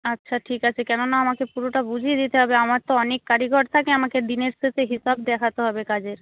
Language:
Bangla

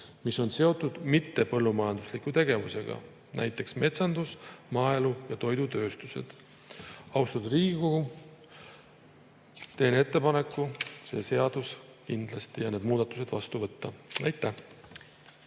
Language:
Estonian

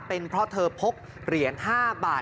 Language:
Thai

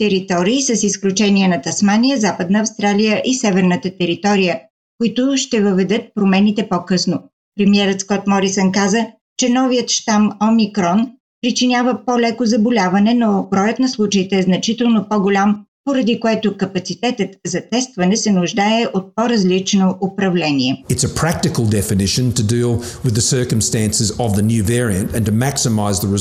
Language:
Bulgarian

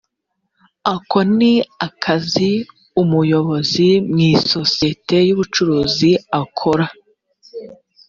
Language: Kinyarwanda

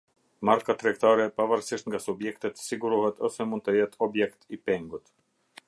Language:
Albanian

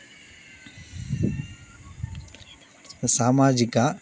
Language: Telugu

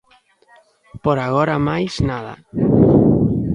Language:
Galician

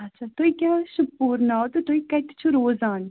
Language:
Kashmiri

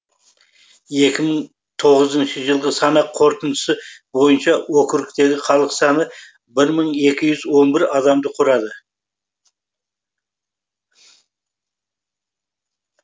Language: Kazakh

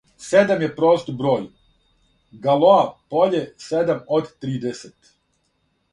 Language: Serbian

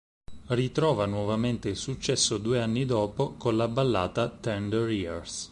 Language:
Italian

